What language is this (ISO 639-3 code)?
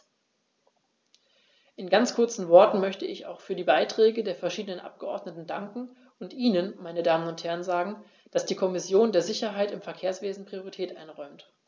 deu